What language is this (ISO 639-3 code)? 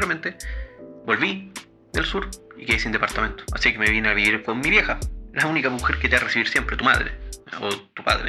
spa